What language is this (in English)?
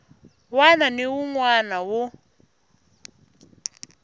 Tsonga